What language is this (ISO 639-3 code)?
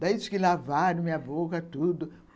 por